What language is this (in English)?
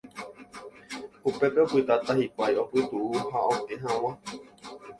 Guarani